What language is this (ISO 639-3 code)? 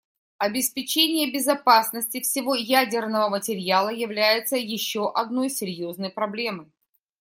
rus